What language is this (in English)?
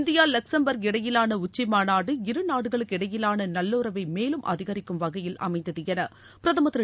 Tamil